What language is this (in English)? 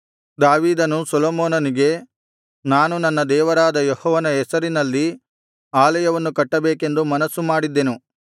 Kannada